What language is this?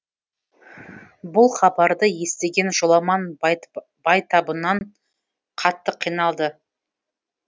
Kazakh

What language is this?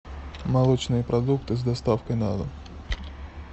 Russian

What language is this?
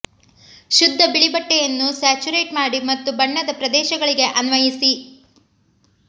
Kannada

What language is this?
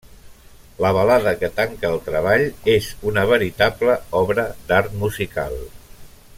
Catalan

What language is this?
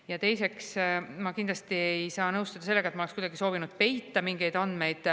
Estonian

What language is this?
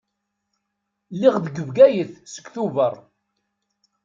Kabyle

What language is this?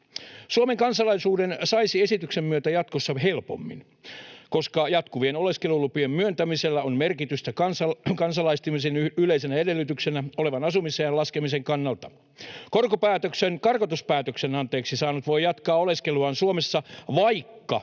Finnish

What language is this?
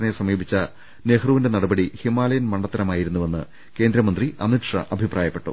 Malayalam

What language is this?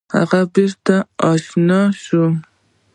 Pashto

